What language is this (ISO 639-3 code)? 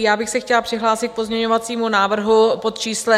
ces